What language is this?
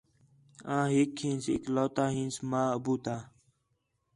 Khetrani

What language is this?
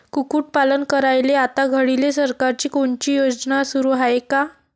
Marathi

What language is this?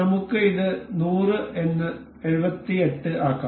Malayalam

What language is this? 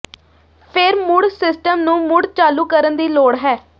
Punjabi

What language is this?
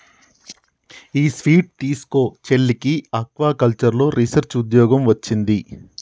Telugu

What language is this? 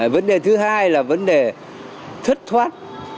Vietnamese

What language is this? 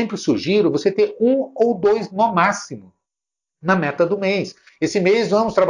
Portuguese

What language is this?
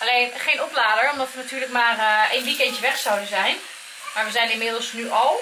Dutch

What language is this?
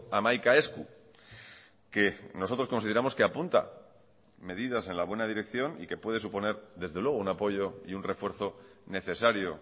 Spanish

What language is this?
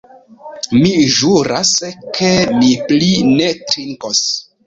Esperanto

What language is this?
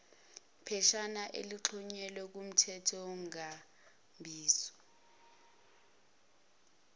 Zulu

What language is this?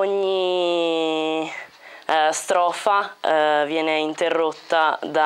Italian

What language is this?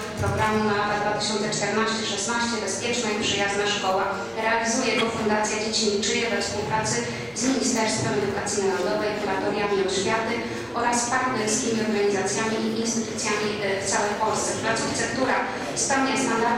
Polish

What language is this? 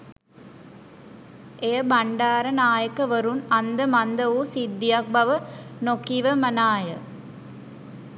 Sinhala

